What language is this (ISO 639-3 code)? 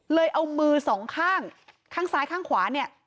tha